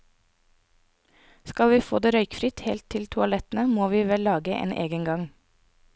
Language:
Norwegian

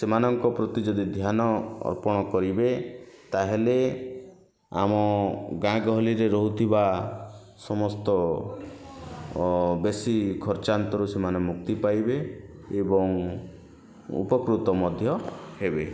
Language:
Odia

